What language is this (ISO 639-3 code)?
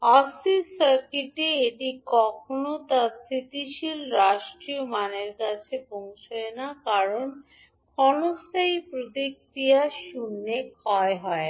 ben